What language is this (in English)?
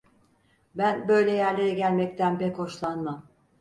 Turkish